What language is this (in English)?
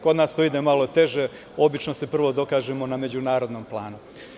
Serbian